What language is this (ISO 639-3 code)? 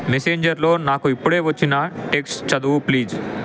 tel